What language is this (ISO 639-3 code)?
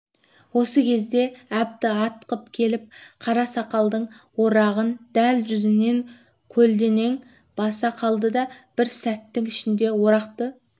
kaz